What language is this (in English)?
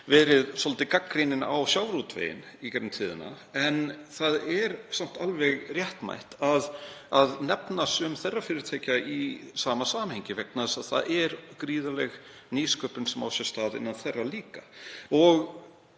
Icelandic